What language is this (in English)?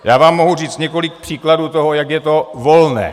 Czech